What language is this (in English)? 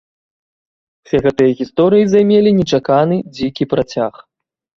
Belarusian